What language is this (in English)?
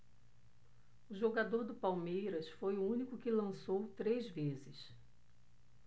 Portuguese